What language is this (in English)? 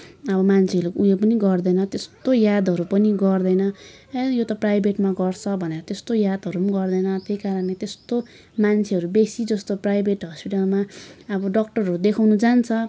Nepali